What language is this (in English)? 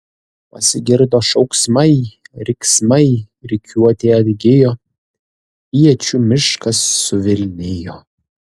Lithuanian